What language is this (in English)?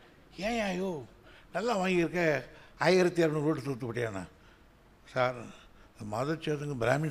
Tamil